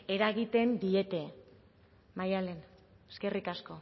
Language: Basque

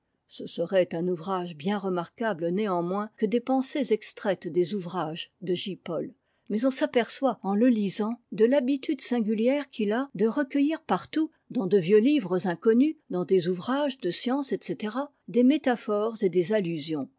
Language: French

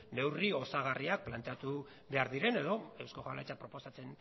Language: Basque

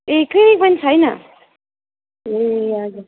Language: Nepali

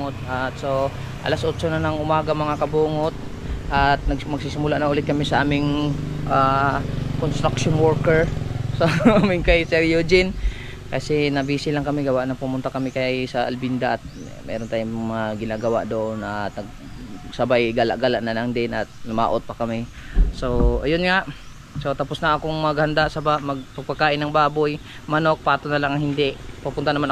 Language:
Filipino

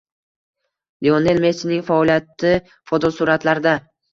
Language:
Uzbek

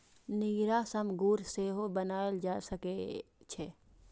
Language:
Maithili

